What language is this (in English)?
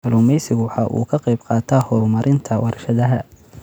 Somali